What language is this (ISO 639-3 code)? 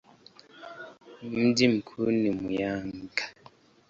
swa